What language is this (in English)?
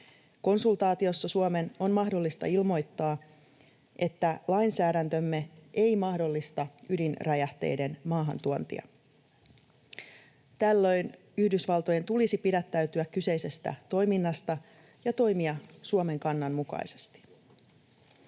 Finnish